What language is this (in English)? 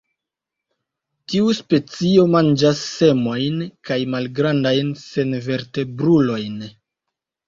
Esperanto